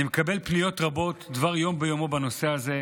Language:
Hebrew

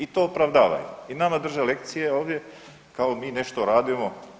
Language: Croatian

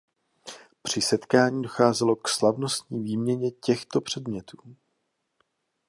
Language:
Czech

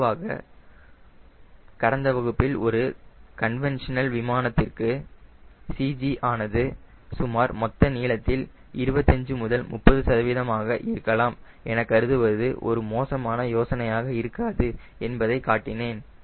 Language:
Tamil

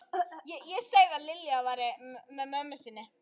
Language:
Icelandic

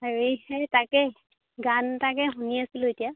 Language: Assamese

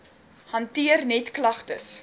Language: Afrikaans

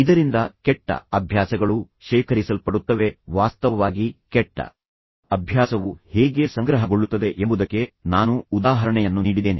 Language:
Kannada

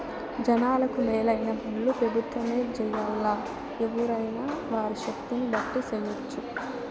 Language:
Telugu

